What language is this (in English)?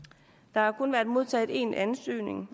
Danish